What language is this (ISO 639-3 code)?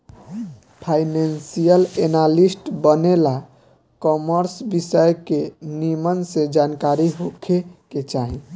bho